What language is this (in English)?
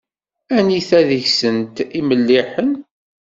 Kabyle